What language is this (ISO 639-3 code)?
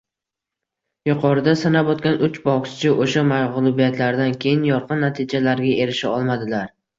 uzb